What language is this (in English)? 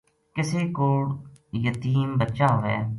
Gujari